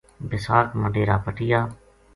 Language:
Gujari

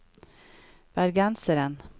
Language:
Norwegian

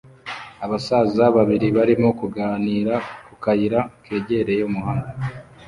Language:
Kinyarwanda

